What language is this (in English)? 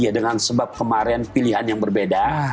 Indonesian